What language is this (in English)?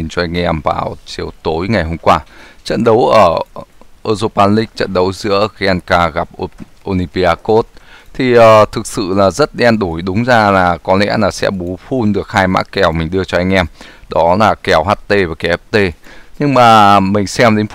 Vietnamese